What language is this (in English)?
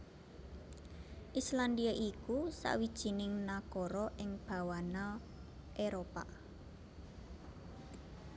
Javanese